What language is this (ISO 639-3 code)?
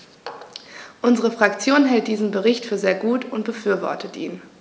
deu